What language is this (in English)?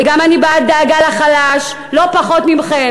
Hebrew